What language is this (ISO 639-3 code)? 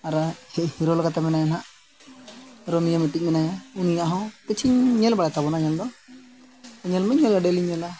sat